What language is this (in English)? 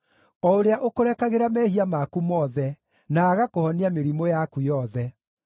Kikuyu